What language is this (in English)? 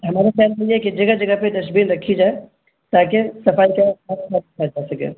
Urdu